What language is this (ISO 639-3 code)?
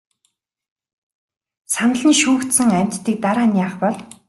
mon